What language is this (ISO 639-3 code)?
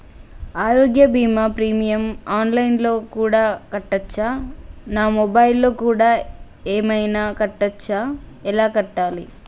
tel